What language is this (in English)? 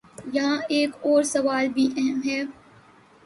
Urdu